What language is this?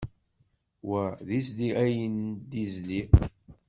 Kabyle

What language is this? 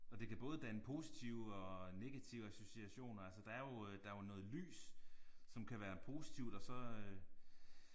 Danish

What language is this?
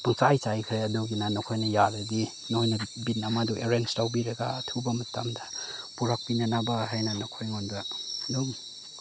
Manipuri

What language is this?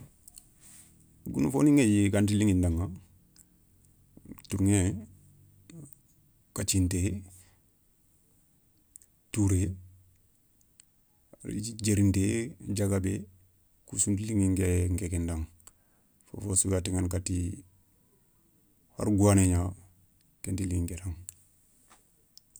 Soninke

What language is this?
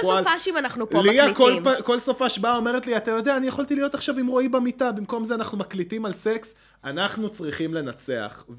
Hebrew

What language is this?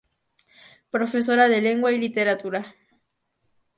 Spanish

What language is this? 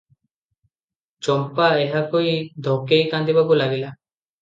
Odia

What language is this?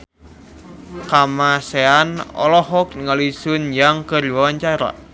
Sundanese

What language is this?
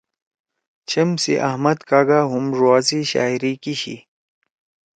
Torwali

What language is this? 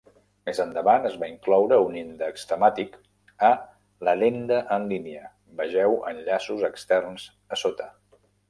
Catalan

